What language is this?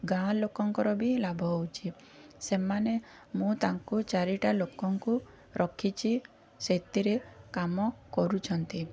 Odia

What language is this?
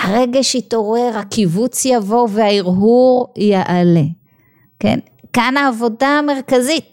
Hebrew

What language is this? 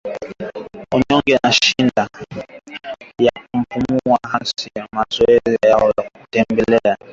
Swahili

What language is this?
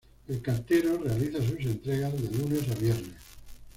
Spanish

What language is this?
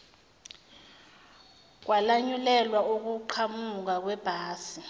Zulu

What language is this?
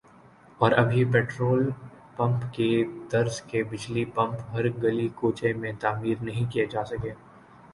Urdu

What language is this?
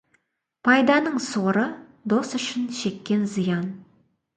Kazakh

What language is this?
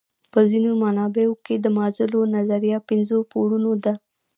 Pashto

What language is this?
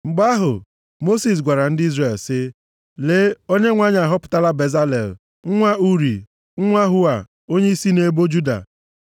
Igbo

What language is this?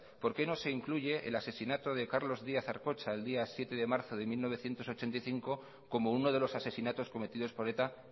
Spanish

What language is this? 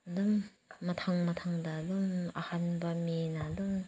Manipuri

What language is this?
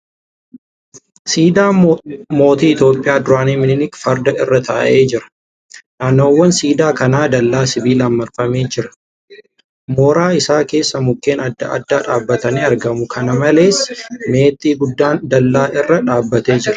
Oromo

